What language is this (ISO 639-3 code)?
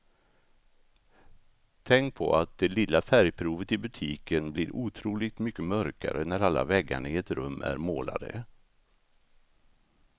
swe